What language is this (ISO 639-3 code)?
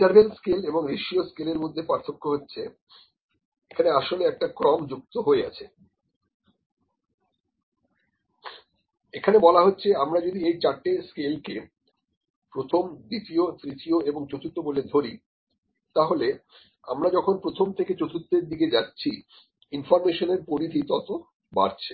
ben